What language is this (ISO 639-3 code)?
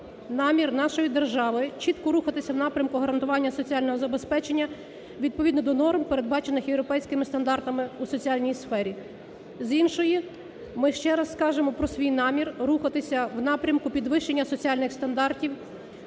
ukr